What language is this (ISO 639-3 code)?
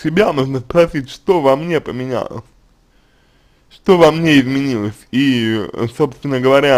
rus